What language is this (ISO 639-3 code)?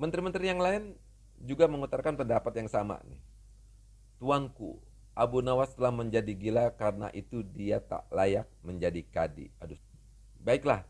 ind